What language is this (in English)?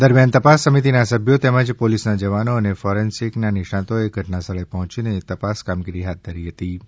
Gujarati